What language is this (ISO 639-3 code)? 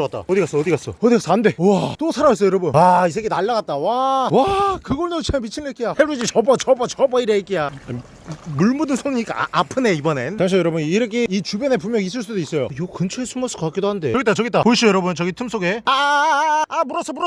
kor